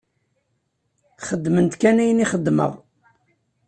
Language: Kabyle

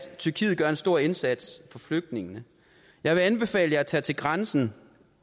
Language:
Danish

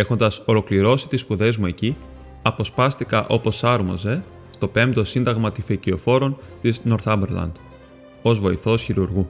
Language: Greek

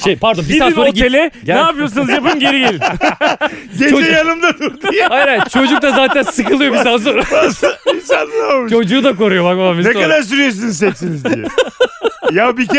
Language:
Turkish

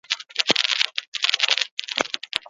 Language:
Basque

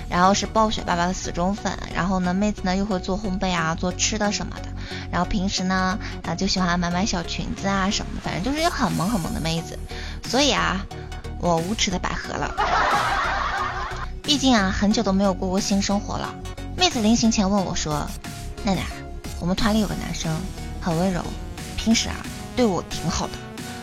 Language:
Chinese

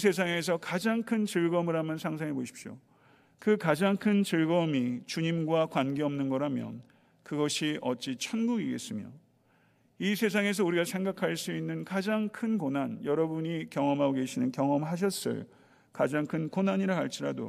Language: Korean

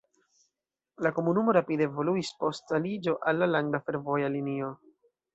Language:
Esperanto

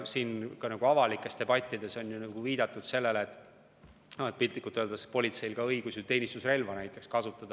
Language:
Estonian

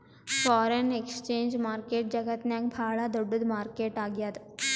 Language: Kannada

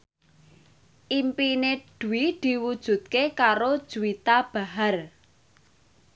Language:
Javanese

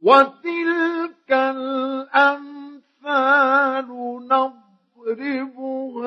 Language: Arabic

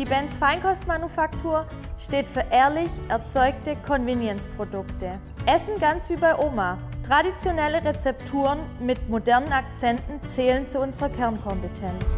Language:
German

